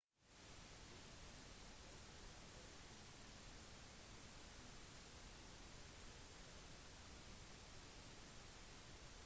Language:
Norwegian Bokmål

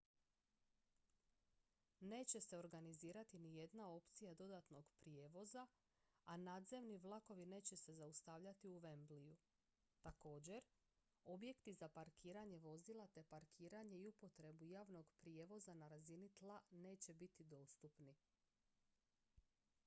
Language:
Croatian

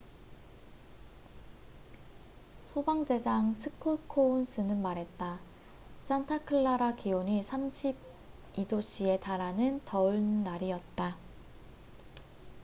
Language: Korean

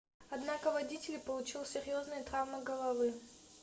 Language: Russian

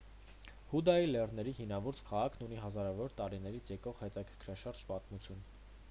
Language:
Armenian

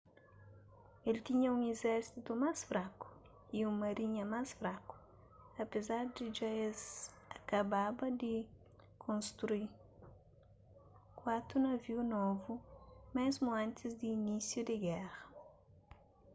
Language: Kabuverdianu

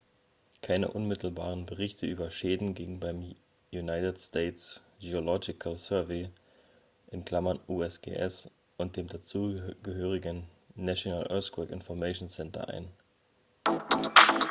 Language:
German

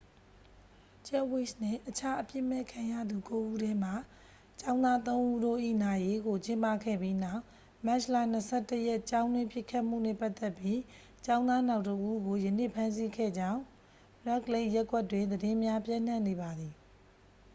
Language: Burmese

